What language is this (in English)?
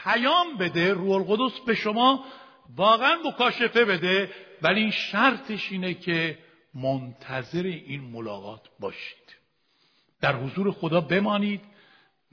Persian